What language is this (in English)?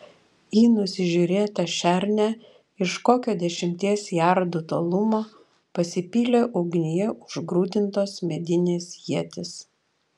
Lithuanian